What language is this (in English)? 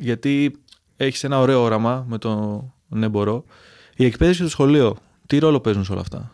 Greek